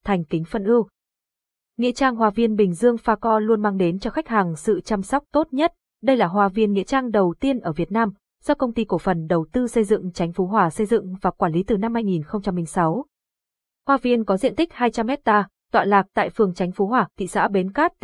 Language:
Vietnamese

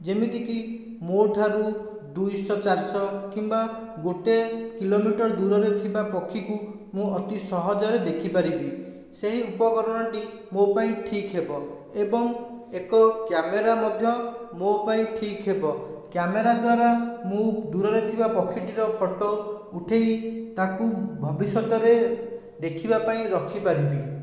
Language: Odia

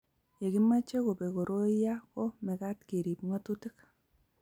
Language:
Kalenjin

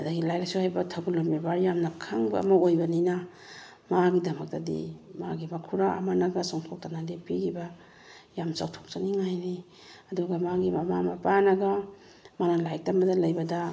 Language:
Manipuri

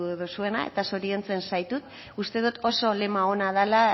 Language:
Basque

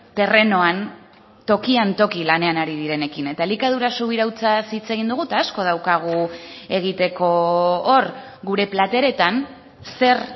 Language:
Basque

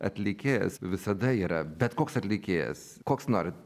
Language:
Lithuanian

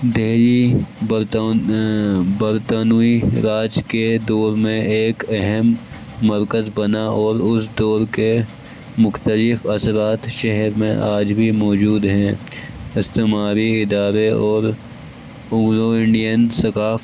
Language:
Urdu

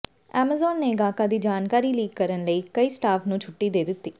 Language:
Punjabi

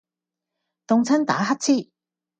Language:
Cantonese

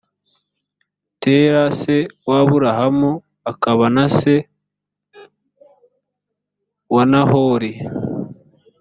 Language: Kinyarwanda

